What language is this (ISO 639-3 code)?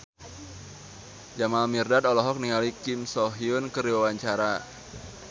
sun